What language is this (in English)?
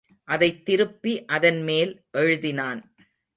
Tamil